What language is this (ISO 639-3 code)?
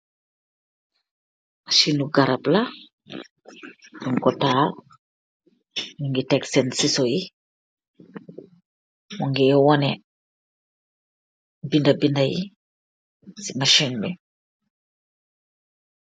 wol